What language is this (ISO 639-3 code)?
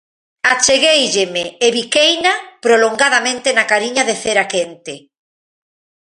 glg